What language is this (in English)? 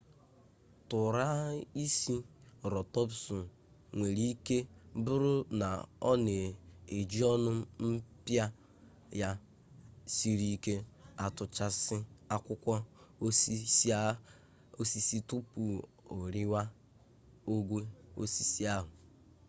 Igbo